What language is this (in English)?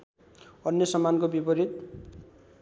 Nepali